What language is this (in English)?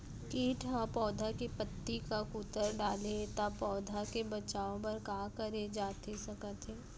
Chhattisgarhi